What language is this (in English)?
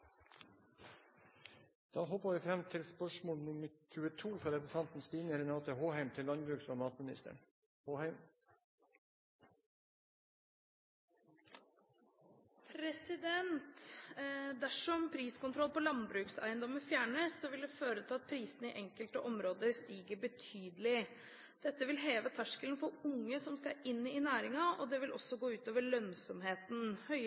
Norwegian Bokmål